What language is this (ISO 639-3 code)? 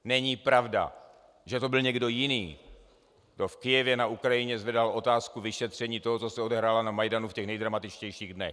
ces